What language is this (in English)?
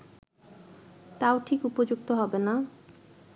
Bangla